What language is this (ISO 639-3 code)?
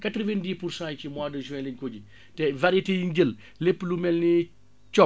wol